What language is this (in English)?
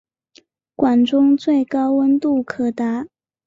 Chinese